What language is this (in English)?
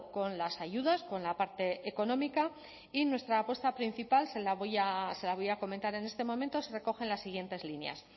Spanish